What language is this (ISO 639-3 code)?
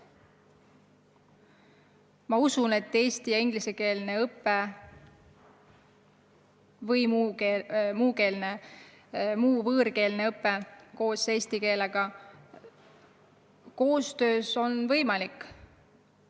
est